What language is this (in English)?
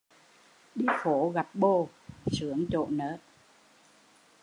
Vietnamese